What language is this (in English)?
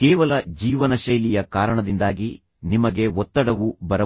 Kannada